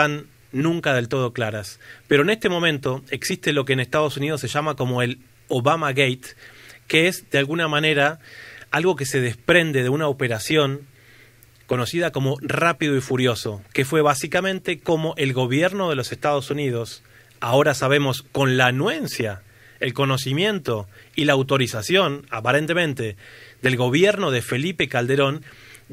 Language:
Spanish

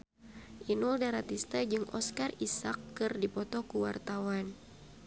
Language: Sundanese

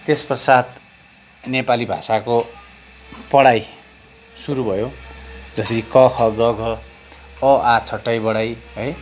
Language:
Nepali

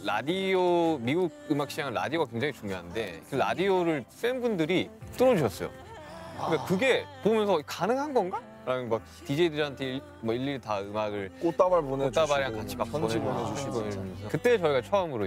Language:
Korean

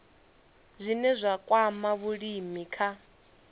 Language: Venda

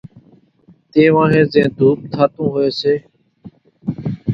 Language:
Kachi Koli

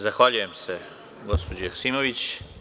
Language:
Serbian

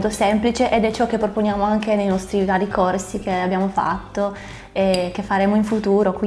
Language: Italian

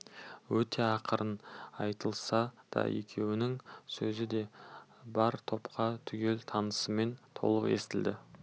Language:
Kazakh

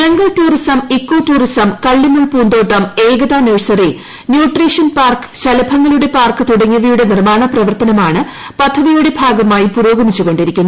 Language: Malayalam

